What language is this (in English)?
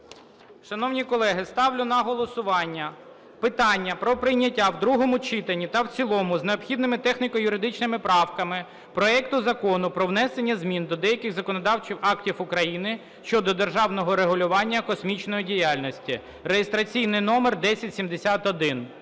Ukrainian